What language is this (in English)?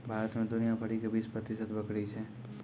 Maithili